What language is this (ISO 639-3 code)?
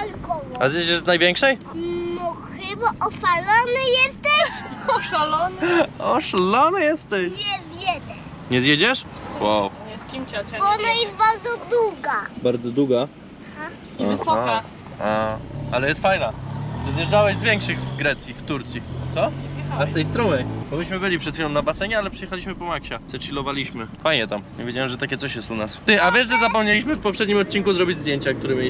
pol